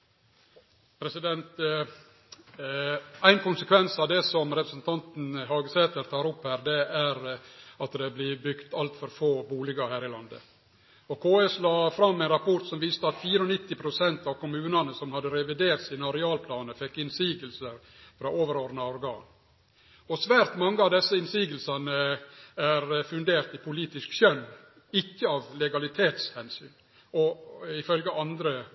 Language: Norwegian Nynorsk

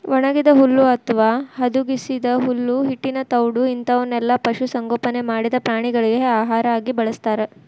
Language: Kannada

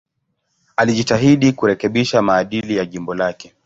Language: Swahili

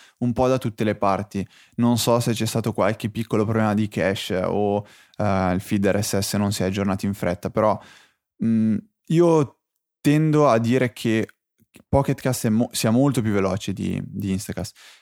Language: Italian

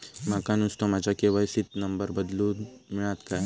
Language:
Marathi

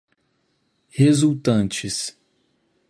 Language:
Portuguese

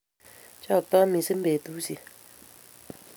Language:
Kalenjin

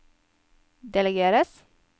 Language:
Norwegian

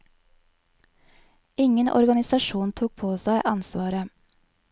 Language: Norwegian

